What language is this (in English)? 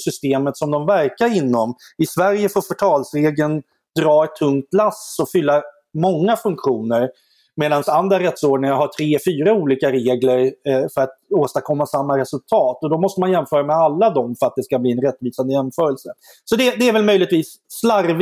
Swedish